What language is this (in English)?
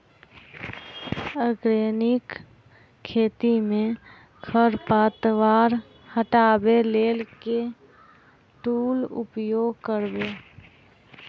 Maithili